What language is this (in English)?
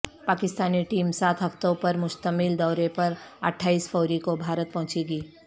Urdu